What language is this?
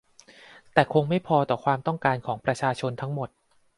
Thai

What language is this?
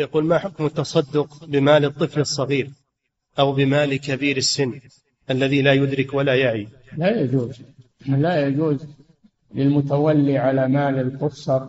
Arabic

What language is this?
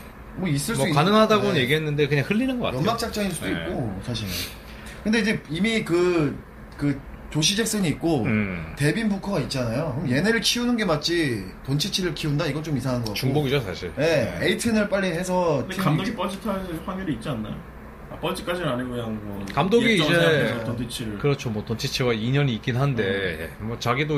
Korean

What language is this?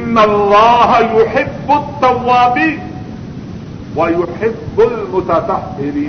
Urdu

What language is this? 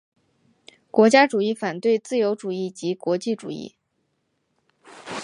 Chinese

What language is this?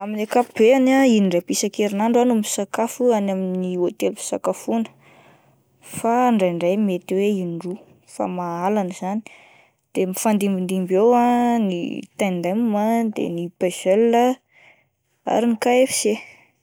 Malagasy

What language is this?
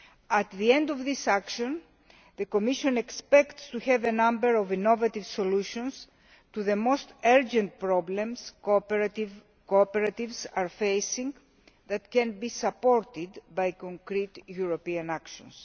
English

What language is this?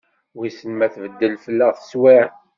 Kabyle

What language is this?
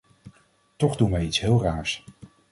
Dutch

